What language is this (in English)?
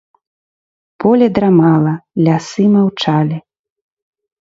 Belarusian